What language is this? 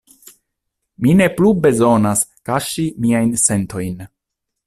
Esperanto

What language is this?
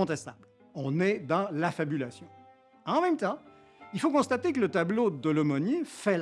French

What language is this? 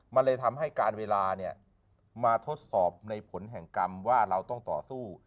Thai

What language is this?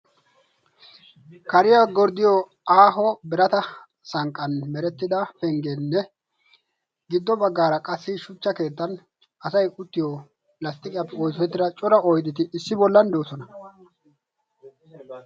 Wolaytta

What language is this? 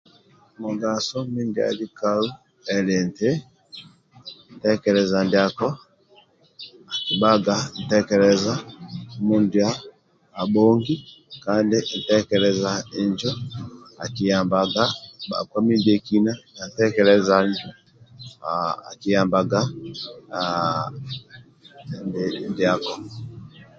Amba (Uganda)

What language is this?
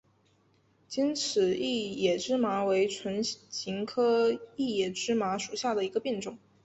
Chinese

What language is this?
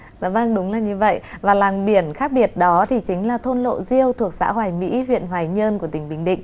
Vietnamese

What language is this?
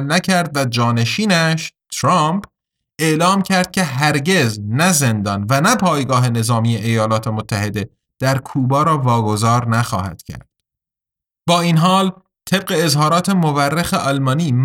Persian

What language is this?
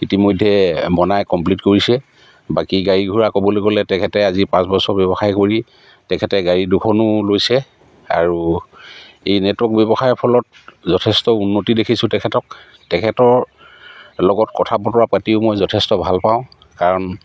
Assamese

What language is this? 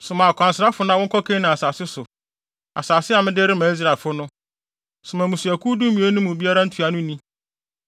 Akan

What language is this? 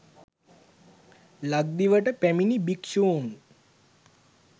Sinhala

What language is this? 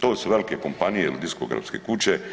Croatian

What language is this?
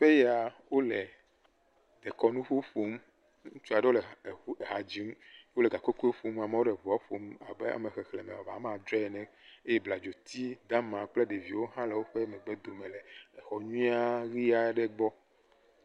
Ewe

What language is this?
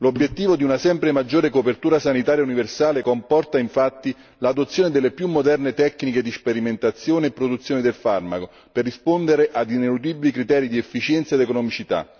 Italian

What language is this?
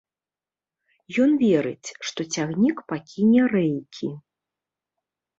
Belarusian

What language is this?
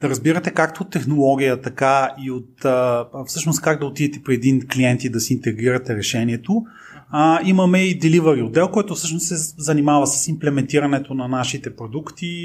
Bulgarian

